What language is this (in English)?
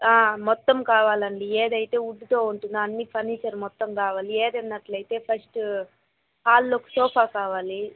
Telugu